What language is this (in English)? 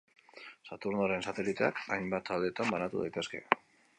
Basque